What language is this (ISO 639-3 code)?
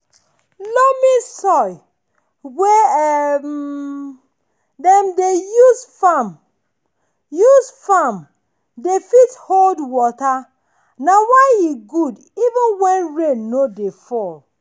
pcm